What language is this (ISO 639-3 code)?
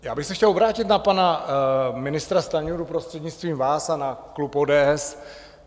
ces